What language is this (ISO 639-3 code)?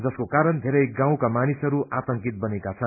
nep